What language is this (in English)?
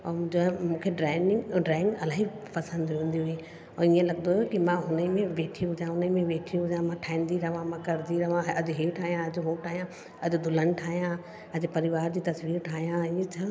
Sindhi